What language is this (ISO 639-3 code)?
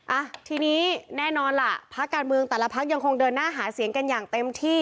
tha